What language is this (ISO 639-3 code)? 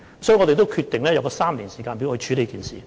yue